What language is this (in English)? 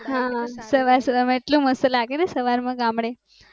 Gujarati